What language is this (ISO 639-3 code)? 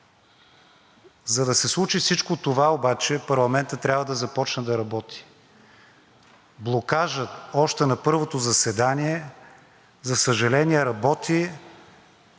bul